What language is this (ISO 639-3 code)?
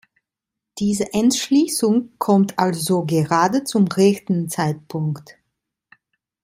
deu